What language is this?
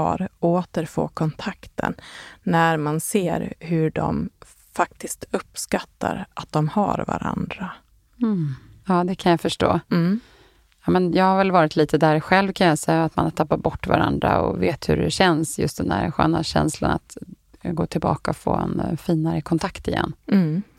Swedish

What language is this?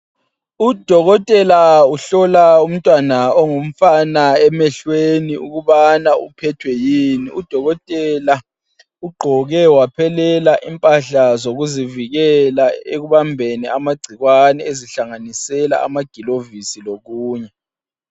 North Ndebele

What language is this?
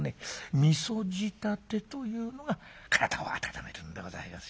Japanese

